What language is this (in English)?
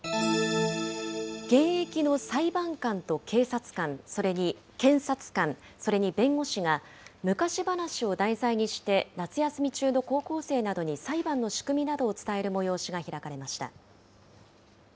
Japanese